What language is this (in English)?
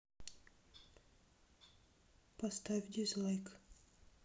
Russian